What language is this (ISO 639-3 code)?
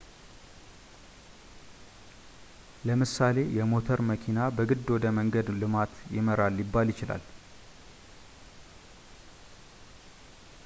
amh